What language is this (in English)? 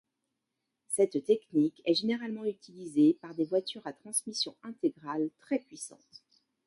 French